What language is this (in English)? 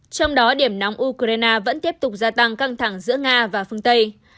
Vietnamese